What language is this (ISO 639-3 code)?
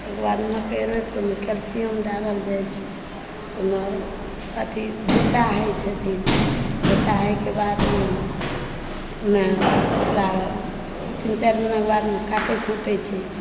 mai